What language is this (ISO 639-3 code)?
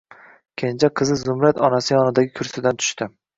uzb